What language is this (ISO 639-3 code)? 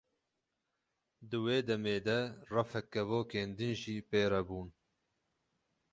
kur